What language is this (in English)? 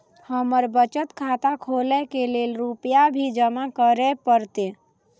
Maithili